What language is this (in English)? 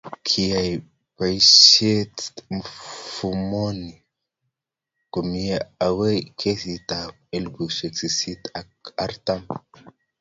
Kalenjin